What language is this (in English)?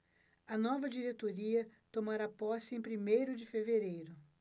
Portuguese